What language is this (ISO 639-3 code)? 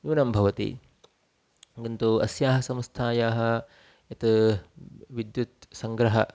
san